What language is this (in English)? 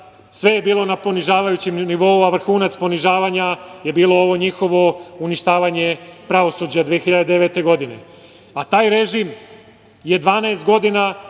Serbian